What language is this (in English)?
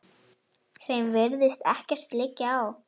Icelandic